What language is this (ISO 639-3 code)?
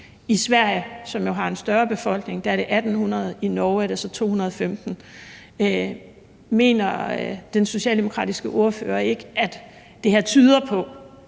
dan